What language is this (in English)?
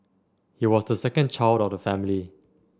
English